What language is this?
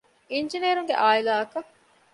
Divehi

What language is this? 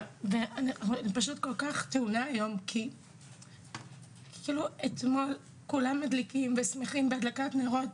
Hebrew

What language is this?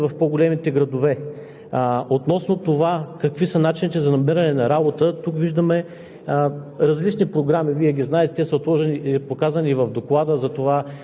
Bulgarian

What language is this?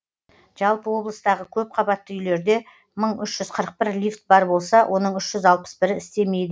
Kazakh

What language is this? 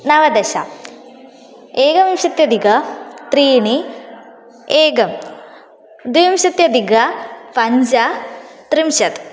Sanskrit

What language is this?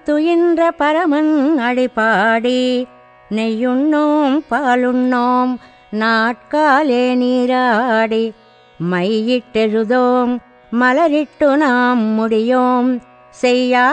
Telugu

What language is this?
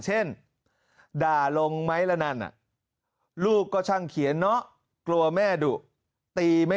Thai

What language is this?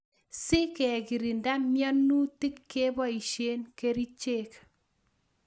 Kalenjin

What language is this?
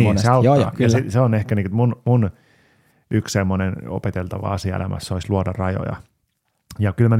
Finnish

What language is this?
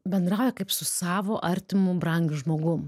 Lithuanian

